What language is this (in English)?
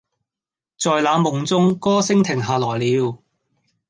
Cantonese